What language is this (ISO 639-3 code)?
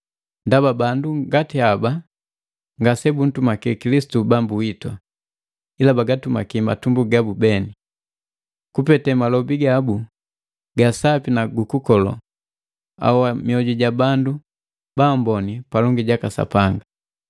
mgv